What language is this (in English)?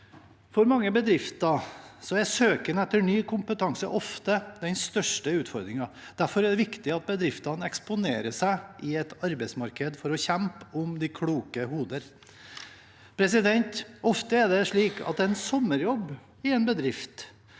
Norwegian